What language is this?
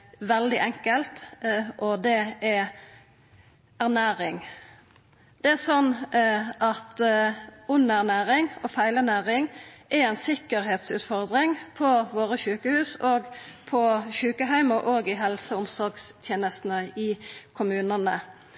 Norwegian Nynorsk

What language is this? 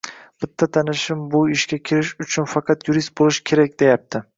Uzbek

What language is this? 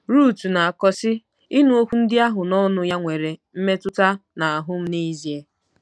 Igbo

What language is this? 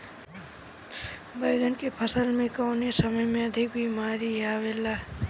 Bhojpuri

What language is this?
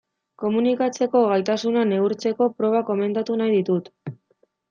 Basque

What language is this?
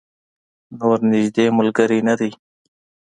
Pashto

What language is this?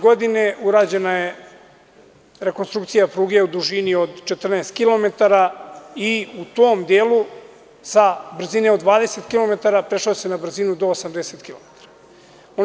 Serbian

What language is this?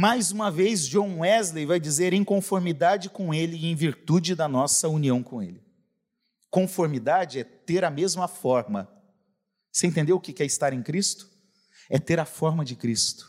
Portuguese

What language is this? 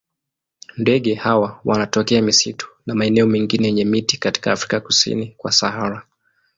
Swahili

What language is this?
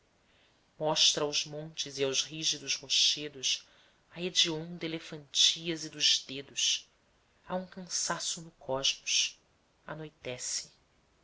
Portuguese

